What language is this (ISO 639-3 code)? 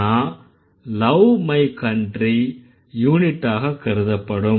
tam